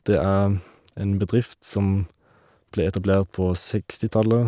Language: Norwegian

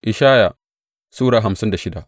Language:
Hausa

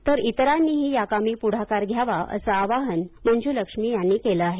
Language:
Marathi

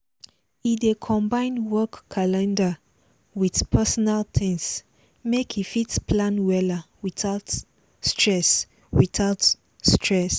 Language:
Nigerian Pidgin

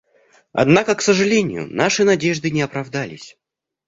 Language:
Russian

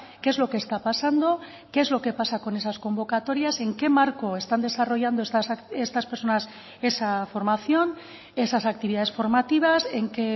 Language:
Spanish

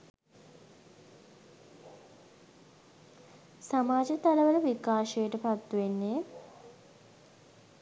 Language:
Sinhala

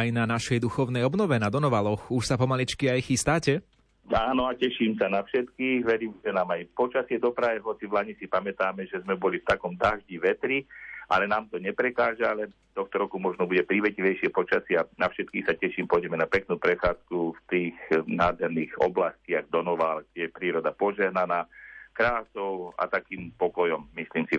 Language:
Slovak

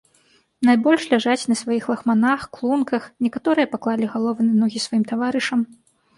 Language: Belarusian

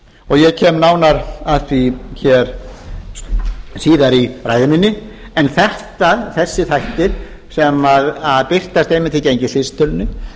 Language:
Icelandic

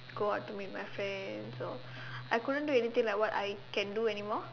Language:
English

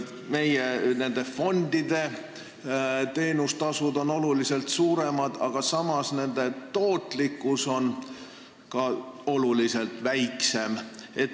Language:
Estonian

